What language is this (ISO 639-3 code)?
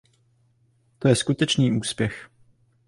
ces